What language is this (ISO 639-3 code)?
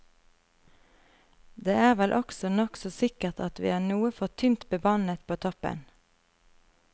nor